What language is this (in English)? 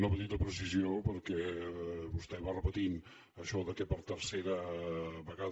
Catalan